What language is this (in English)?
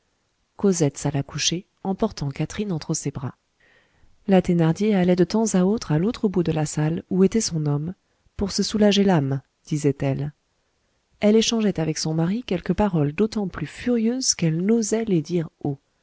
French